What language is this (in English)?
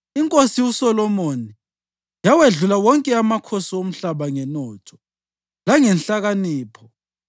North Ndebele